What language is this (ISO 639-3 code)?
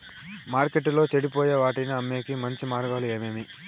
tel